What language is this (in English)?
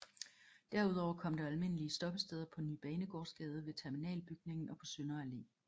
Danish